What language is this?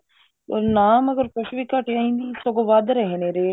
Punjabi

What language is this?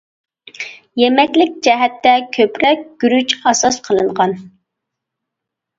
Uyghur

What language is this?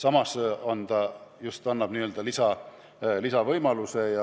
Estonian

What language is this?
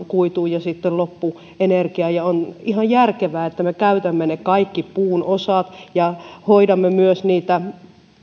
Finnish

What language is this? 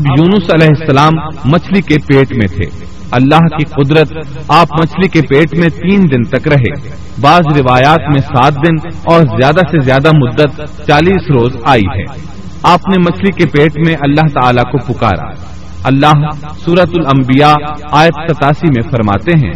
Urdu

